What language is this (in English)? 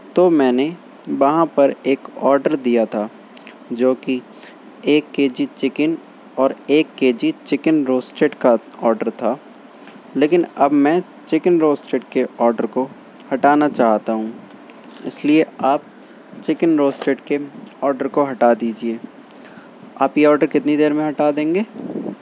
Urdu